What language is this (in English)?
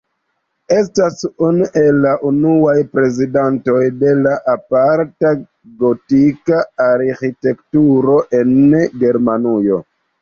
Esperanto